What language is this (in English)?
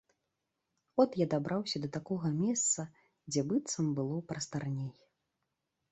Belarusian